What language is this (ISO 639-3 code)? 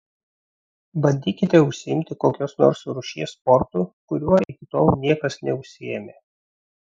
lit